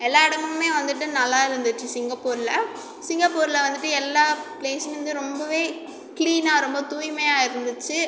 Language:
Tamil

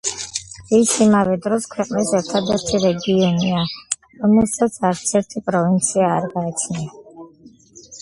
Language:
Georgian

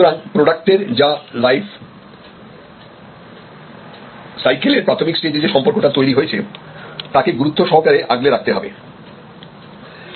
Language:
Bangla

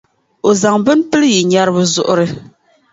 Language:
Dagbani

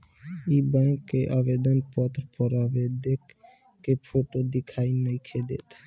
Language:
Bhojpuri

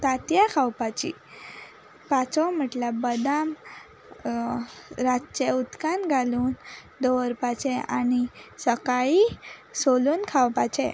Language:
Konkani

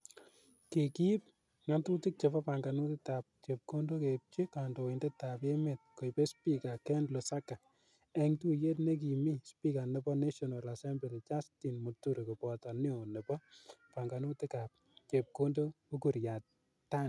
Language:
Kalenjin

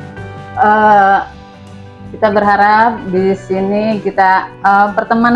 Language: Indonesian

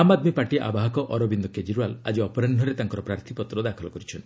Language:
Odia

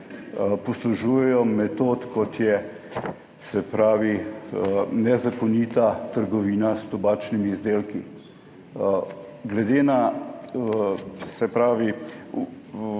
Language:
Slovenian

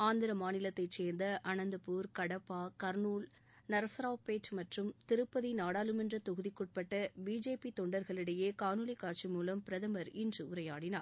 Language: Tamil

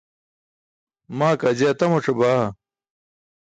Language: Burushaski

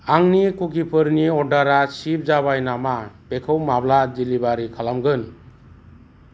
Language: Bodo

